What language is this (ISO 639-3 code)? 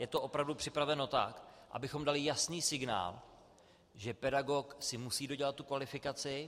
ces